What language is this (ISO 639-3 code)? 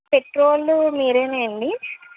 tel